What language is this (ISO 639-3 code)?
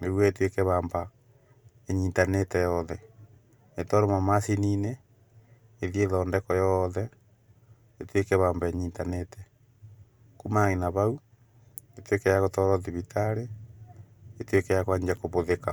kik